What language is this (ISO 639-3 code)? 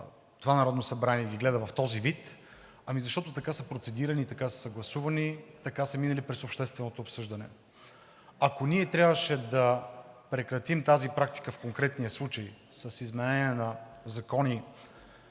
bul